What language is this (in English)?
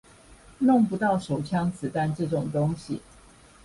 Chinese